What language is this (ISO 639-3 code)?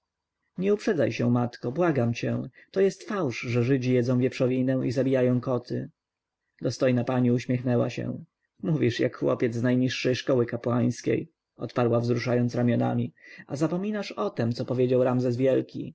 pol